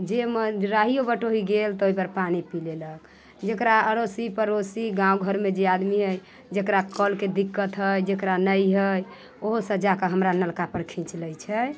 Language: Maithili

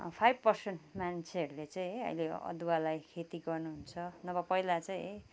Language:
Nepali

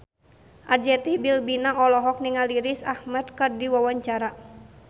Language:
Sundanese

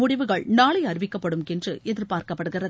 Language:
Tamil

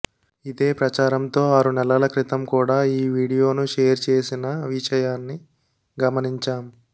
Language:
Telugu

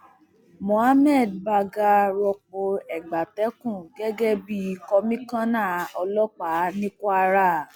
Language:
Yoruba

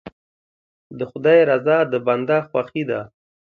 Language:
Pashto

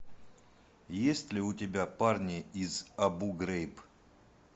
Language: Russian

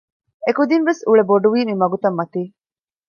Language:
Divehi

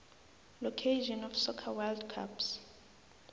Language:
South Ndebele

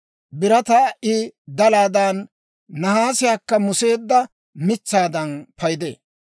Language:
Dawro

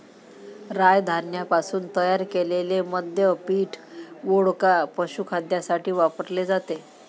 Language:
Marathi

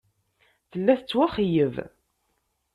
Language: Kabyle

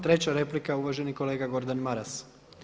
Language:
Croatian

